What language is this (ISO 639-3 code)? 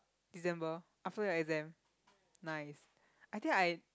eng